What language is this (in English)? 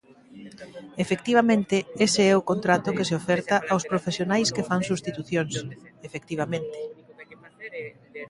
Galician